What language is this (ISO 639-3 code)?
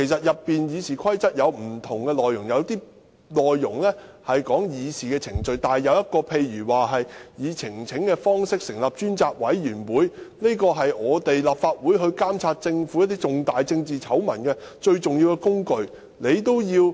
yue